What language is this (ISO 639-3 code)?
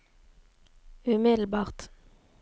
nor